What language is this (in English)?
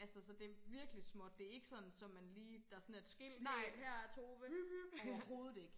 Danish